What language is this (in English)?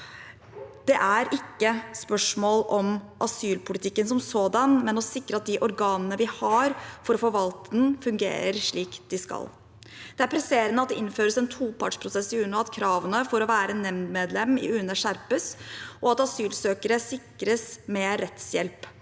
Norwegian